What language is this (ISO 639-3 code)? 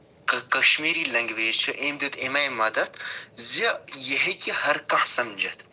kas